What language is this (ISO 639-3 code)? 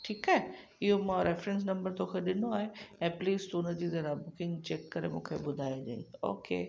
snd